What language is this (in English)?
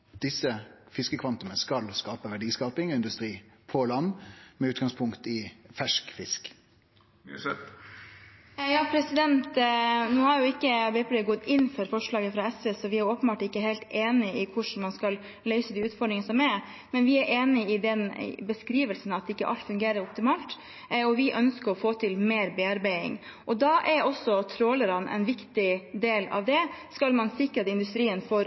Norwegian